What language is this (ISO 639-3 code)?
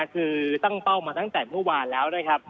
tha